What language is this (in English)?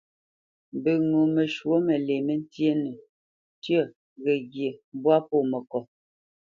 Bamenyam